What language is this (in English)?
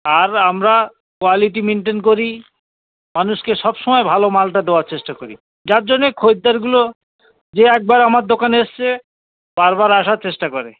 Bangla